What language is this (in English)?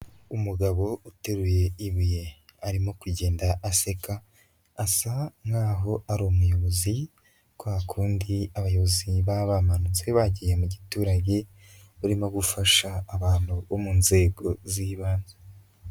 Kinyarwanda